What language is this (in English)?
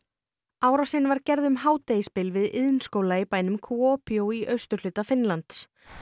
Icelandic